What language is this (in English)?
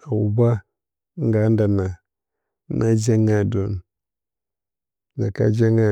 Bacama